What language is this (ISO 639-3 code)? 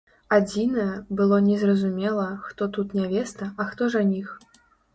bel